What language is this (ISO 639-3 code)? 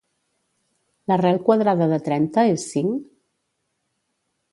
cat